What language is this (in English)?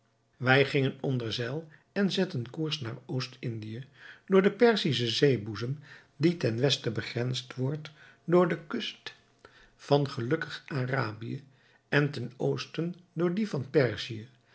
Dutch